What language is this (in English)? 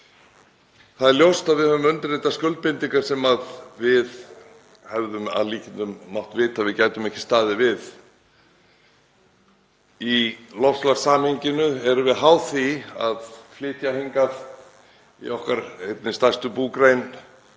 Icelandic